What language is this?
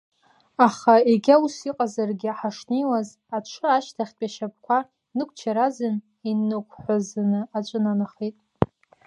Abkhazian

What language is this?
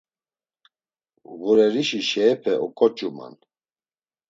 Laz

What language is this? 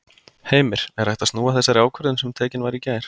Icelandic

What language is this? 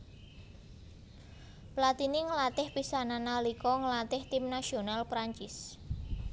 Javanese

